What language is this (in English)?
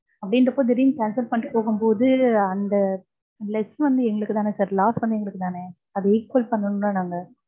Tamil